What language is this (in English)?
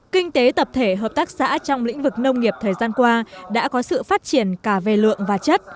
Vietnamese